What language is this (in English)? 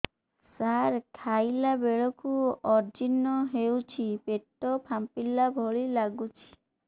Odia